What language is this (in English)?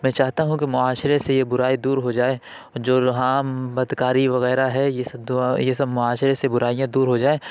Urdu